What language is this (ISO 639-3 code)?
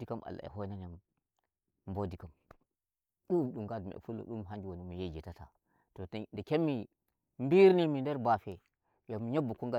fuv